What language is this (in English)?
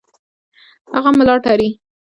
Pashto